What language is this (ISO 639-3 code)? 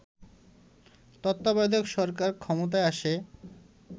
ben